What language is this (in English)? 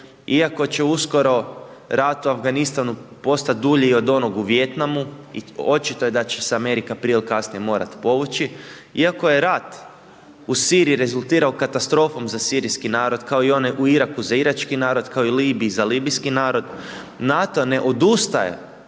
Croatian